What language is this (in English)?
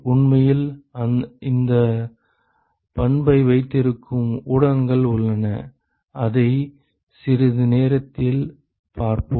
Tamil